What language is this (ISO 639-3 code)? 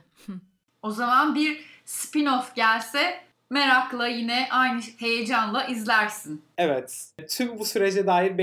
tur